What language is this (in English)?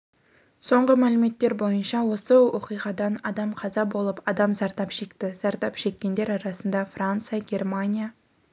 Kazakh